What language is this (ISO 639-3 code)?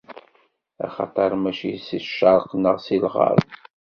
kab